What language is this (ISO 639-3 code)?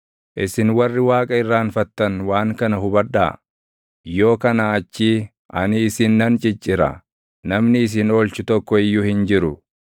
orm